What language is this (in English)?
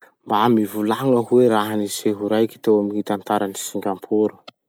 Masikoro Malagasy